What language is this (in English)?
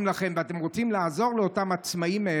Hebrew